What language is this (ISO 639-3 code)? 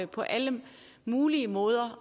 dan